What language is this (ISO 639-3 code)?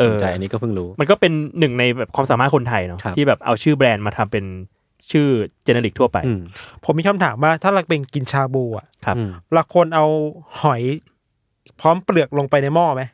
tha